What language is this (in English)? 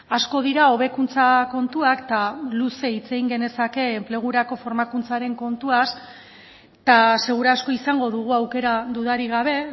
Basque